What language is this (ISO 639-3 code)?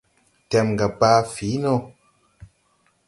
tui